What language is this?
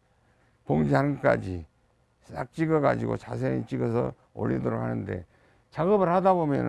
Korean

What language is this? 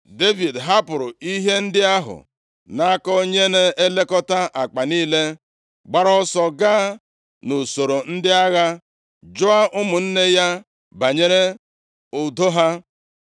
Igbo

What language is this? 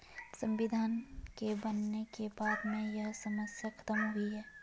Hindi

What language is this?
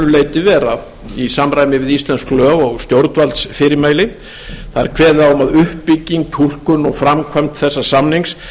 Icelandic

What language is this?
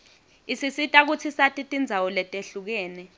Swati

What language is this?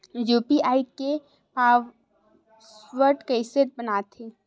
Chhattisgarhi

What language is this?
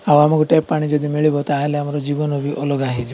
Odia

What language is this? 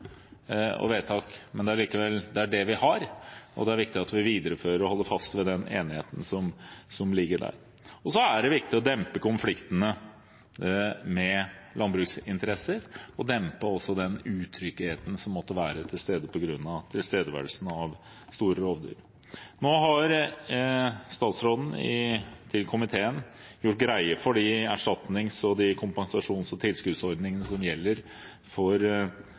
Norwegian Bokmål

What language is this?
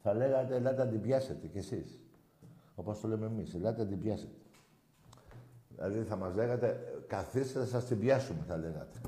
Greek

